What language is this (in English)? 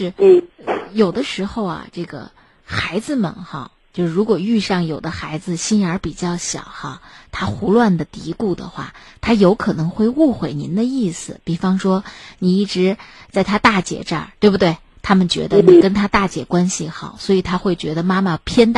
Chinese